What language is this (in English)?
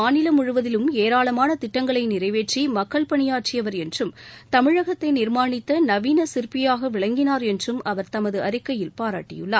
Tamil